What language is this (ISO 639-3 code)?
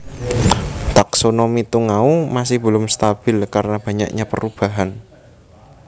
jav